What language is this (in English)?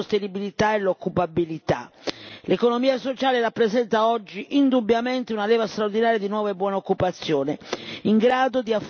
Italian